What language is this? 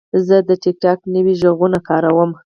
Pashto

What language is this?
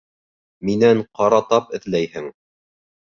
Bashkir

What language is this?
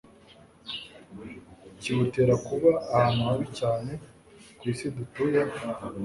Kinyarwanda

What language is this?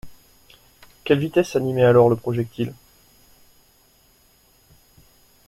French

